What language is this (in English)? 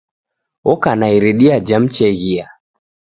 Taita